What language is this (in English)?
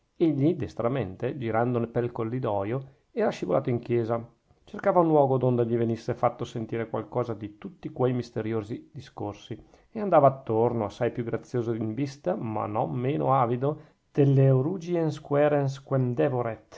Italian